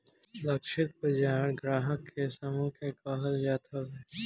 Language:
Bhojpuri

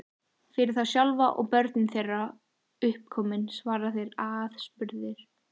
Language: Icelandic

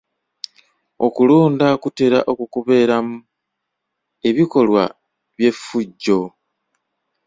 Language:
Ganda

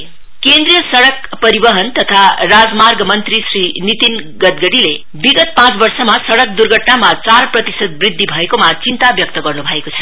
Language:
Nepali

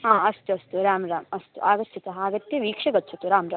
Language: Sanskrit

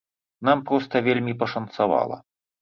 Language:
Belarusian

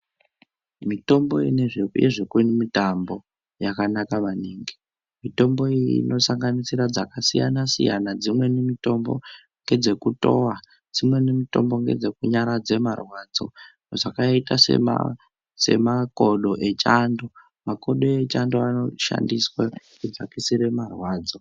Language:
Ndau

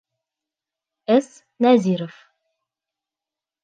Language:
Bashkir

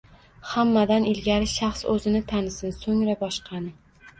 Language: Uzbek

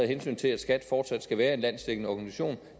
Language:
Danish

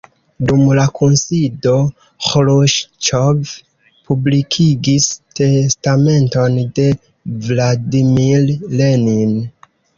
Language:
Esperanto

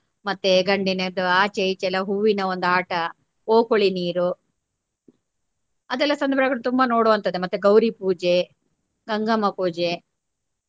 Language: Kannada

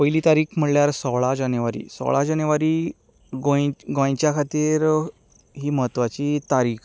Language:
Konkani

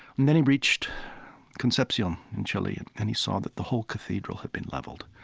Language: English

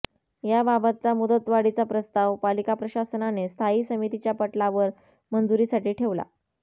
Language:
Marathi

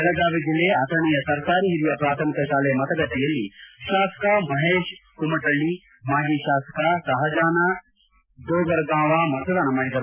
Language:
Kannada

